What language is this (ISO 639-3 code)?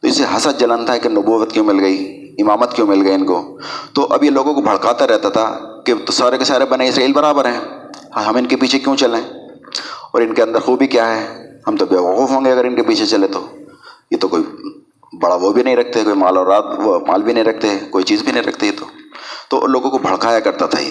urd